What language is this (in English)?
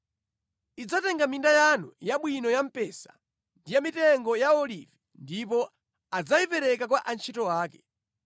Nyanja